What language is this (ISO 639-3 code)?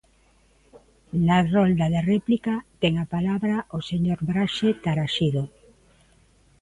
glg